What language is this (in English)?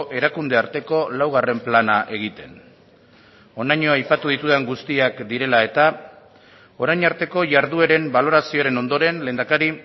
Basque